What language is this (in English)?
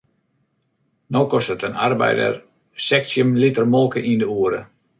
Western Frisian